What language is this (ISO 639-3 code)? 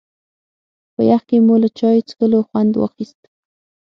pus